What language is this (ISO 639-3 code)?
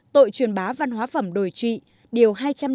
vie